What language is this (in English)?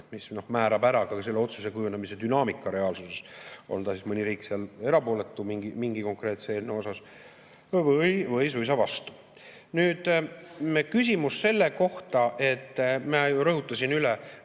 Estonian